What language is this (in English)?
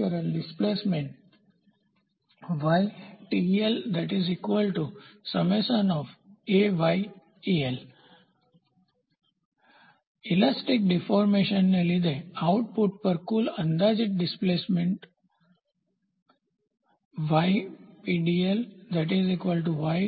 Gujarati